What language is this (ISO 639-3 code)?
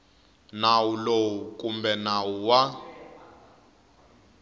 tso